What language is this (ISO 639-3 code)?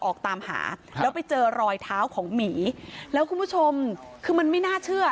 tha